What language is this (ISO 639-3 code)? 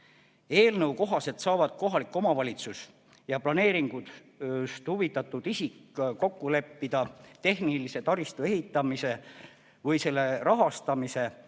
est